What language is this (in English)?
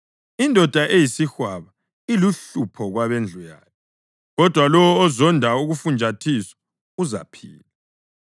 North Ndebele